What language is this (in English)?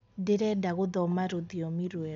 Kikuyu